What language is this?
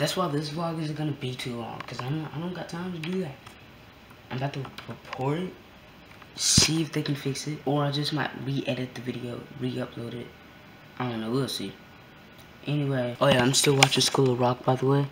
English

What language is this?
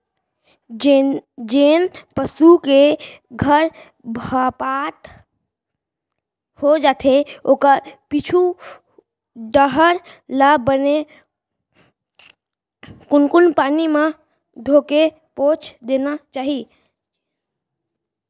Chhattisgarhi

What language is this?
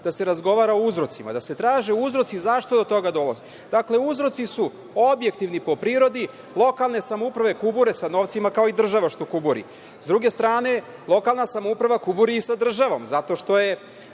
Serbian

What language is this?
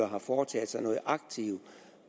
Danish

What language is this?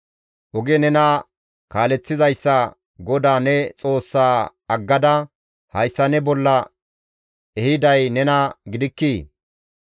Gamo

